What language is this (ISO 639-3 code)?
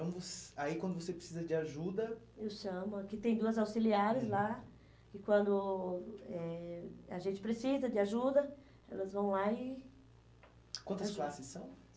por